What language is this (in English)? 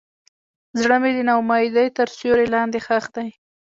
Pashto